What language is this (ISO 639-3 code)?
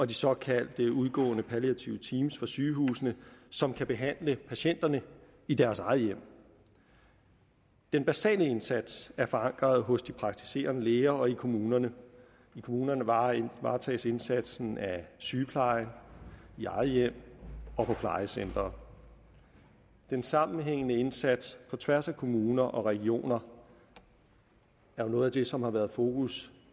dan